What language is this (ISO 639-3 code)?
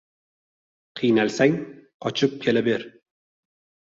uzb